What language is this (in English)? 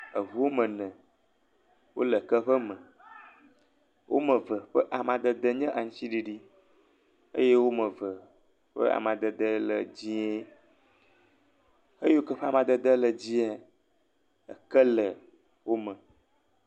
Ewe